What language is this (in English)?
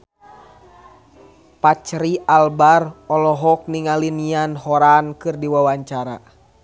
Sundanese